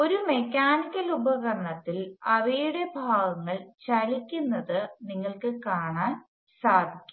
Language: Malayalam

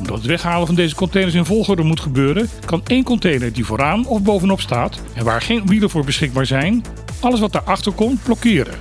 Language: Dutch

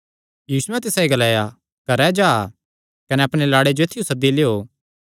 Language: Kangri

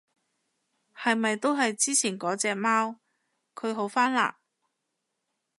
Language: Cantonese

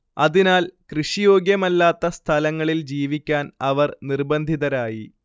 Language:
Malayalam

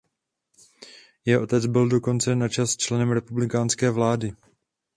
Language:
Czech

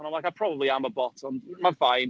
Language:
Welsh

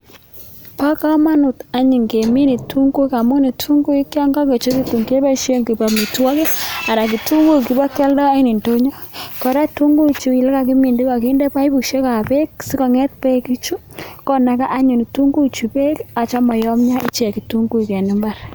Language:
Kalenjin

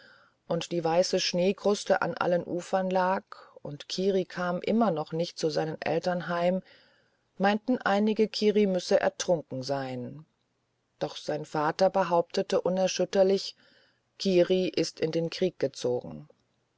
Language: German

